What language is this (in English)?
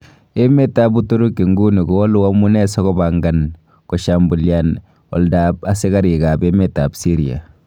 Kalenjin